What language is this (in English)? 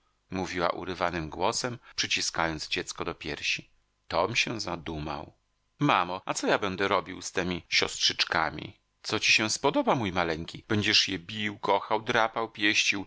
Polish